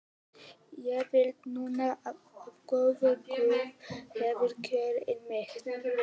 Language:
Icelandic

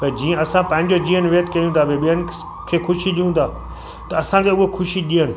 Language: Sindhi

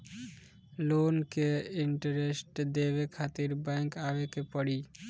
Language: Bhojpuri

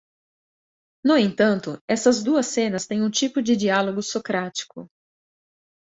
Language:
Portuguese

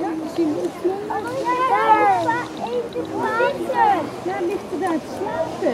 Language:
Dutch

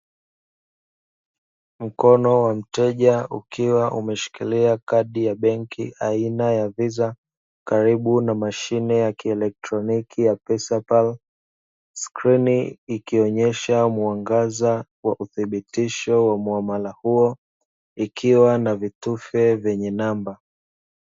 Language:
Swahili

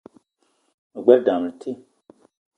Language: Eton (Cameroon)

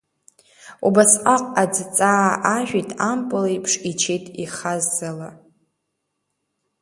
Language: Abkhazian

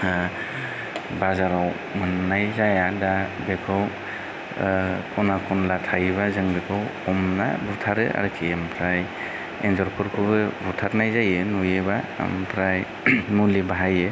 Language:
Bodo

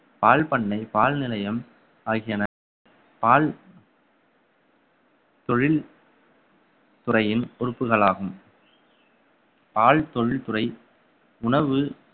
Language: Tamil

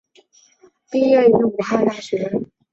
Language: Chinese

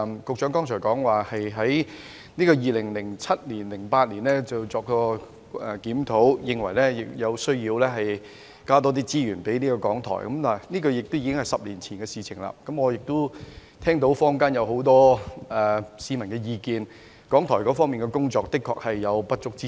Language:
Cantonese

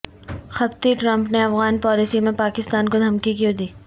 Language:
Urdu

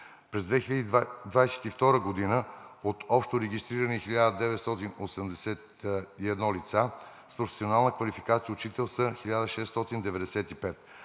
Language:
Bulgarian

